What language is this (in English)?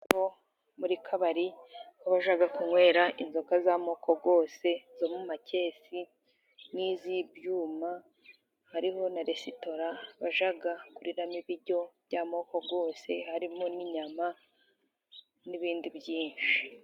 Kinyarwanda